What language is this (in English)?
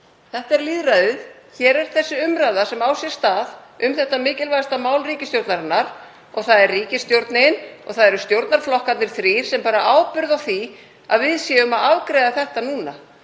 Icelandic